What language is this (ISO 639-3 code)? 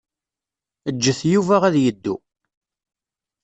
kab